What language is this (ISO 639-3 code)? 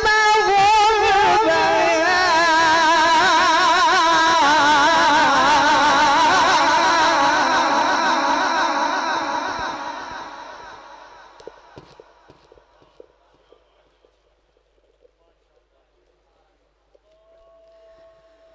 ara